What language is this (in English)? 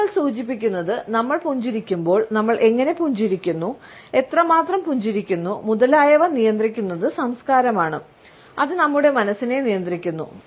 Malayalam